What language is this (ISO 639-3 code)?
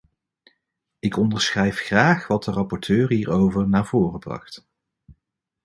nld